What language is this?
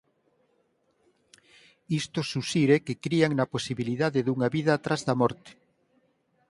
Galician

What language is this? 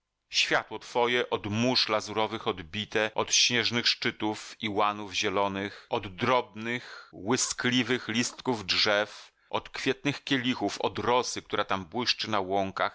Polish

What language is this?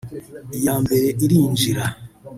Kinyarwanda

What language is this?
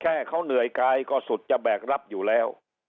Thai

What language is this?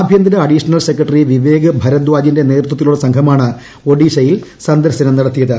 Malayalam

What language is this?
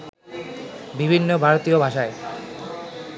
Bangla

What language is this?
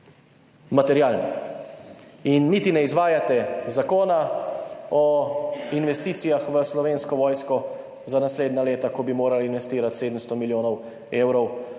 Slovenian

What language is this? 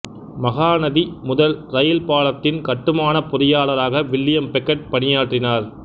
Tamil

